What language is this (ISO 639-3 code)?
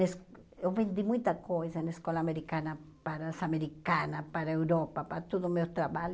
por